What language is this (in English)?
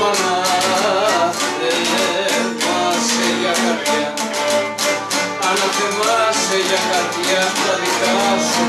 Greek